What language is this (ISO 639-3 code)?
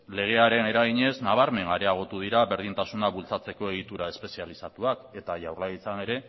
eus